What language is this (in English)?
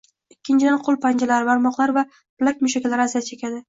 Uzbek